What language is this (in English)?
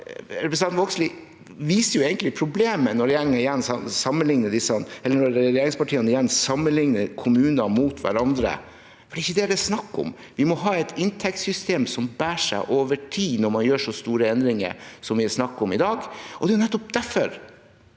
Norwegian